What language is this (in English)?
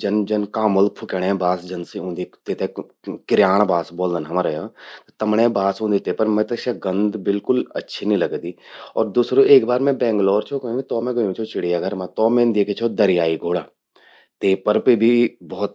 Garhwali